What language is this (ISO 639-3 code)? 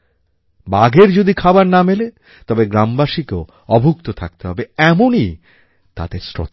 ben